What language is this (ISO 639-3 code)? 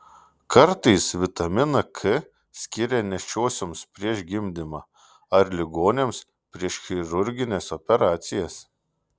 lit